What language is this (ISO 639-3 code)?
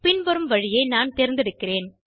tam